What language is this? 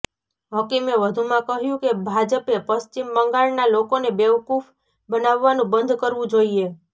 Gujarati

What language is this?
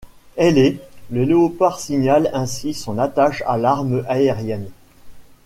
French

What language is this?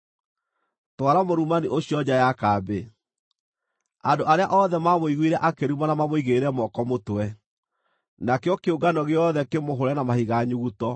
Kikuyu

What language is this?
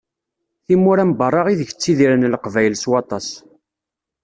Kabyle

